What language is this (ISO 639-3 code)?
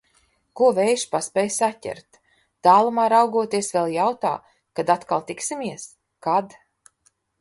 lav